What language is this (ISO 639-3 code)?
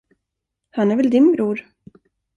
swe